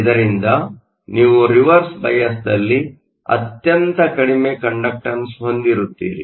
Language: Kannada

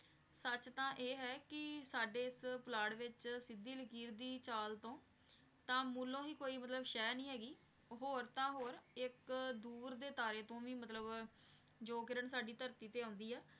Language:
Punjabi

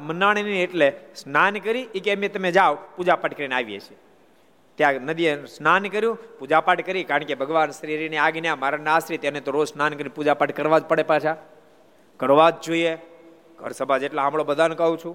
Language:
Gujarati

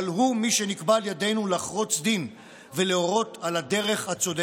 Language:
Hebrew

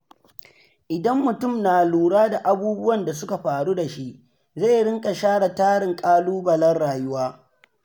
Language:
Hausa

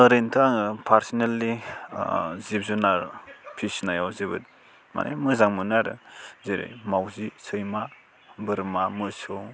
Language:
Bodo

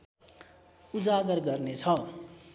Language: Nepali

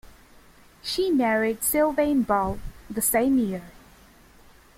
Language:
English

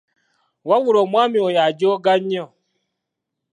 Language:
Ganda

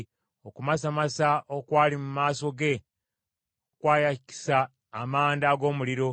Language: Ganda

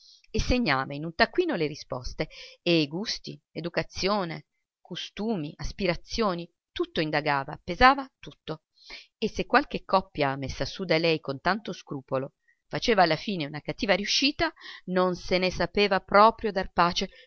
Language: Italian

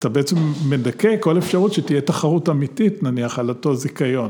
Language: Hebrew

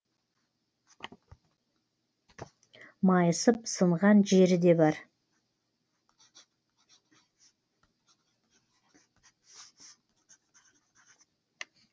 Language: Kazakh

